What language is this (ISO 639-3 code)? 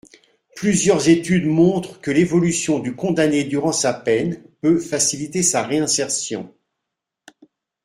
fra